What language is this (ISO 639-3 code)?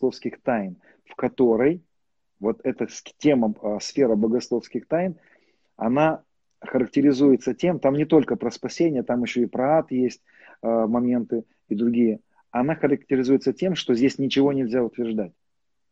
rus